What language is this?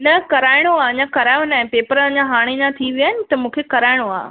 Sindhi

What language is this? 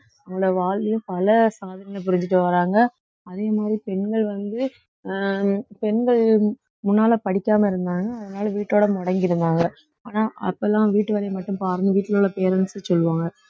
Tamil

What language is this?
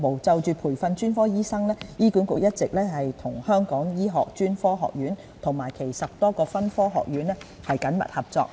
Cantonese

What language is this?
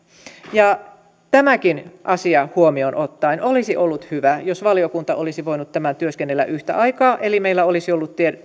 Finnish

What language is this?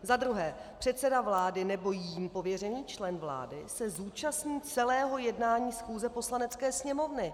Czech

